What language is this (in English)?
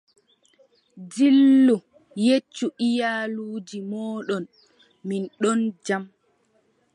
Adamawa Fulfulde